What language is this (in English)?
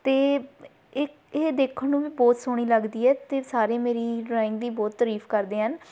Punjabi